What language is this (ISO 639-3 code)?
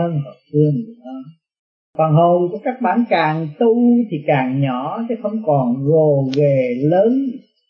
vie